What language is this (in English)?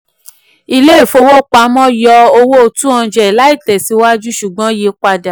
Yoruba